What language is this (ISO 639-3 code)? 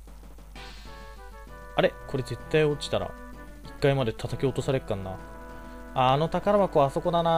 jpn